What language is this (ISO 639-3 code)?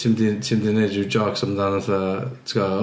cym